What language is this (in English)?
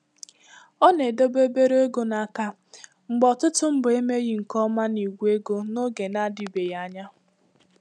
Igbo